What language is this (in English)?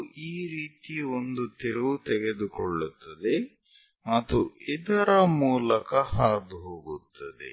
Kannada